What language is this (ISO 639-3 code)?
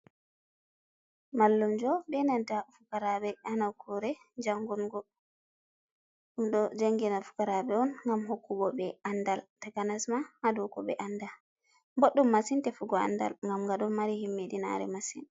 ful